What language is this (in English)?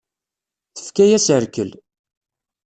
Kabyle